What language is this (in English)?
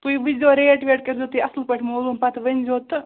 Kashmiri